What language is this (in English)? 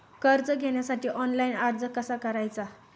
Marathi